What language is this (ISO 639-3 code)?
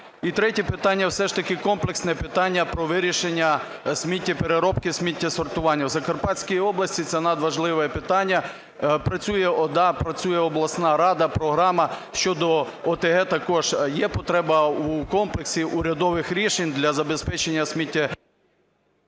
ukr